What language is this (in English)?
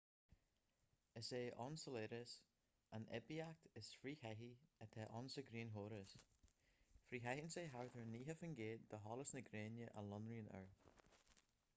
Irish